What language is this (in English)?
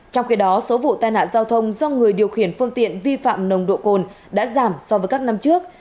Vietnamese